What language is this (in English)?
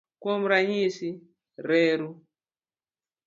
Luo (Kenya and Tanzania)